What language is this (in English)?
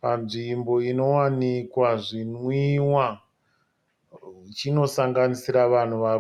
Shona